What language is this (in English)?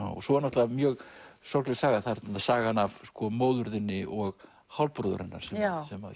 Icelandic